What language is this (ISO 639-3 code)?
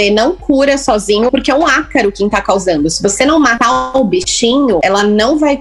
por